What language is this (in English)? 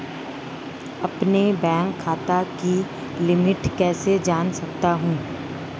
Hindi